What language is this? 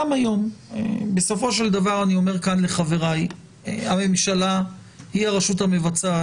Hebrew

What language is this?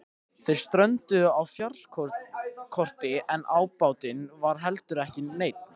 Icelandic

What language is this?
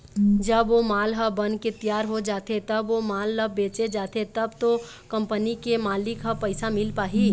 Chhattisgarhi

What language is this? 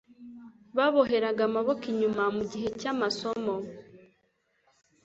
Kinyarwanda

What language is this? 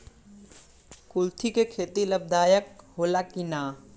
Bhojpuri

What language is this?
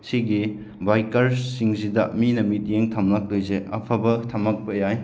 Manipuri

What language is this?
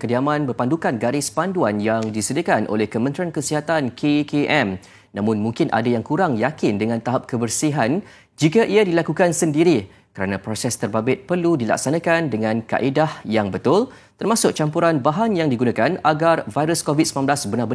Malay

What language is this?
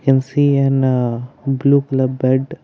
English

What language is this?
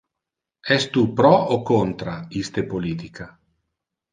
Interlingua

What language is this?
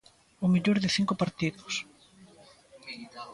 Galician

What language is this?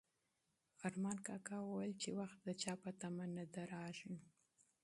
Pashto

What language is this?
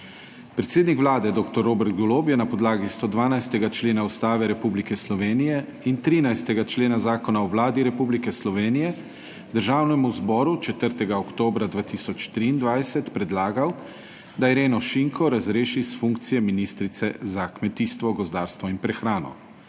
Slovenian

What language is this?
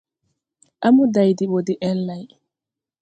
Tupuri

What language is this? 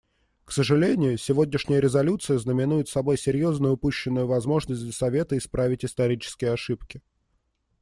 Russian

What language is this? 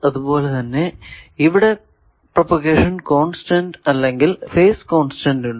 Malayalam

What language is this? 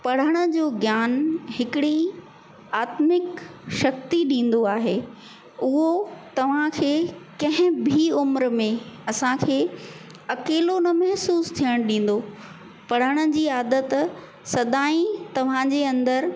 Sindhi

